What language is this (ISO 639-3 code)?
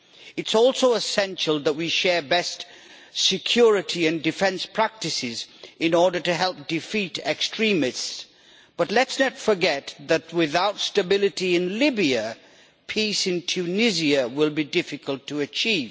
eng